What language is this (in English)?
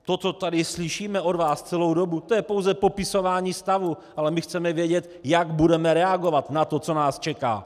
Czech